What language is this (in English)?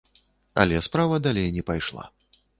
Belarusian